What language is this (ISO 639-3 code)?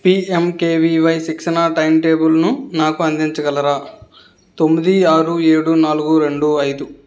tel